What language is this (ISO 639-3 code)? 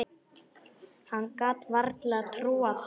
isl